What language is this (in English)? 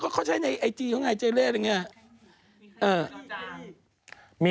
Thai